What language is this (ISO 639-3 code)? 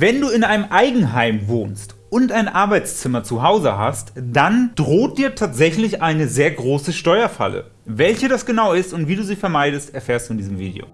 deu